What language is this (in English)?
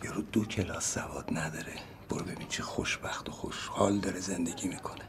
Persian